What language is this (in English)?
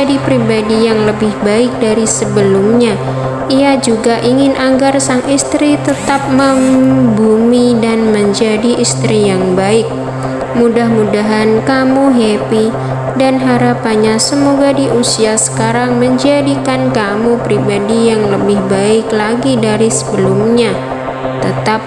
Indonesian